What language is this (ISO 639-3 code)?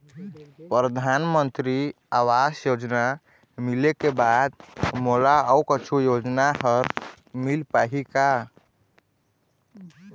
hne